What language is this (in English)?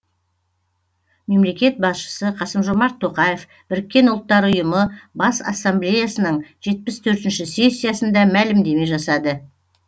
Kazakh